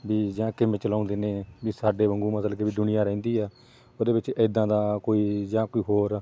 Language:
Punjabi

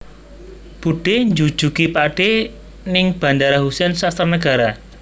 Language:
Javanese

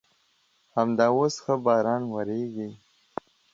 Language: Pashto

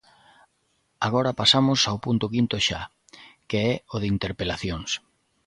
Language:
Galician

